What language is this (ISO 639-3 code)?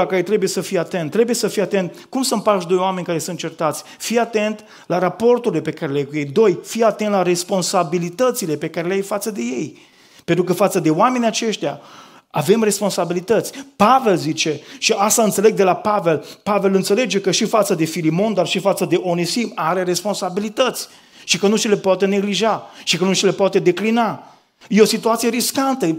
ron